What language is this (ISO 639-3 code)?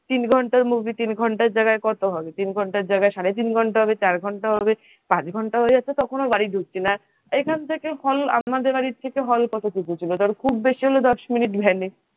ben